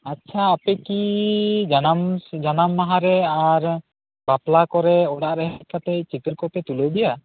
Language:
Santali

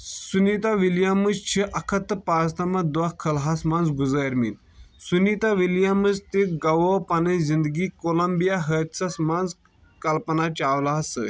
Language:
Kashmiri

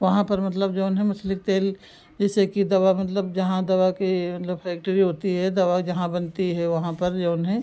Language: Hindi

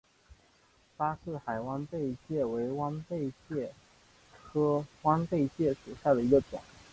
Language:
Chinese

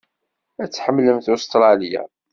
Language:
Kabyle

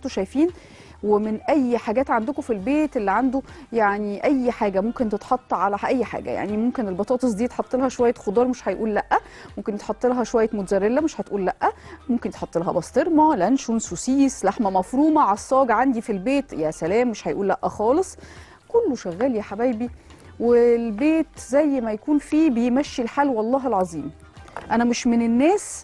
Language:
Arabic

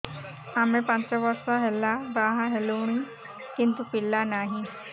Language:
Odia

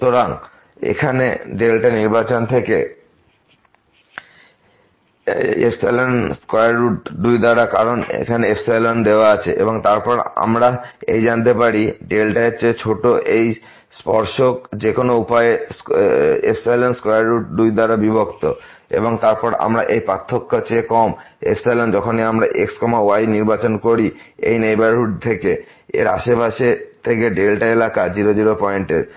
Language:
Bangla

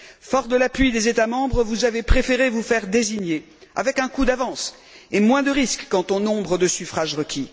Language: French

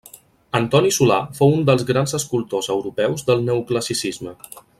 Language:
Catalan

